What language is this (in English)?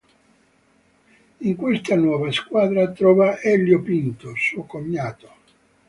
Italian